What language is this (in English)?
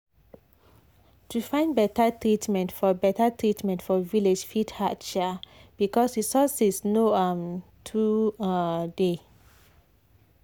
Nigerian Pidgin